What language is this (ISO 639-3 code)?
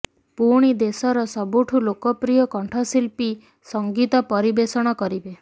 ori